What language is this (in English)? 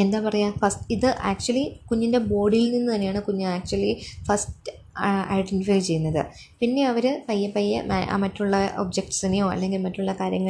Malayalam